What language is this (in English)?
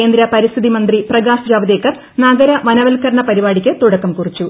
Malayalam